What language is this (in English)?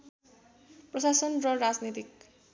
Nepali